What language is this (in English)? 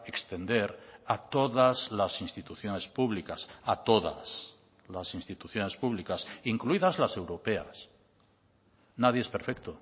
Spanish